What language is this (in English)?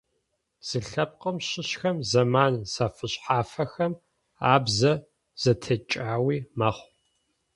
Adyghe